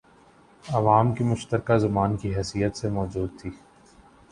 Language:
Urdu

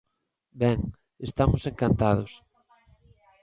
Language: Galician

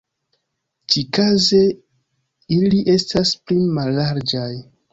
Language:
Esperanto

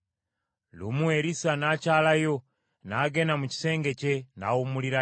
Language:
Ganda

